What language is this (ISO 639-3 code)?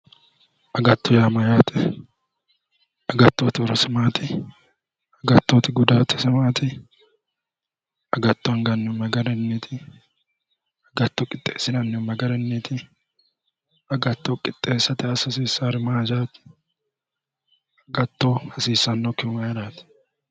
sid